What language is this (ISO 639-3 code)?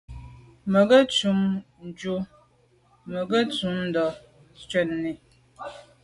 byv